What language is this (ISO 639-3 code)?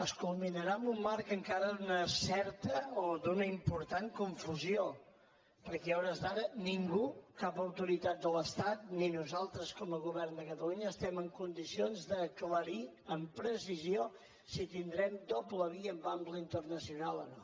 cat